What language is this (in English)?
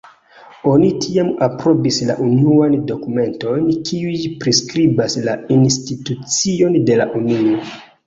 Esperanto